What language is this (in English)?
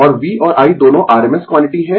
Hindi